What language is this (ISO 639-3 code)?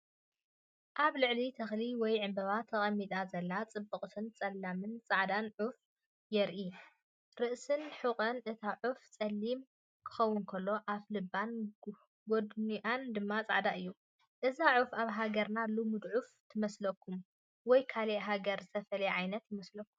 tir